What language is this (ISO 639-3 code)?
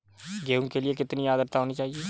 hin